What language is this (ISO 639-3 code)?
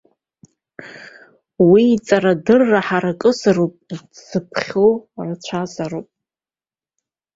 abk